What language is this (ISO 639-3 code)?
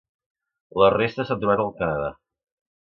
cat